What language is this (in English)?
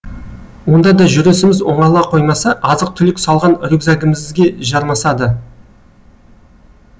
Kazakh